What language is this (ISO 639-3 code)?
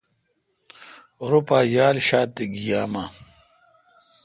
xka